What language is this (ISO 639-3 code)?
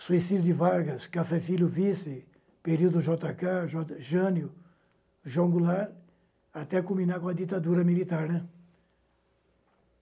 por